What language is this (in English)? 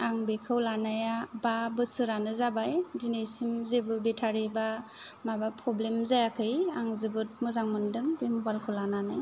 Bodo